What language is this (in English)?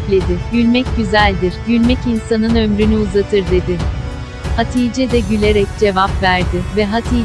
Turkish